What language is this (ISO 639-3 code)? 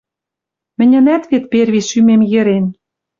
mrj